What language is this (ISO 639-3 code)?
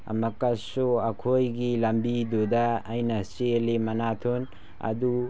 mni